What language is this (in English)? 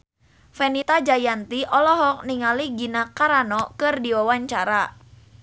Sundanese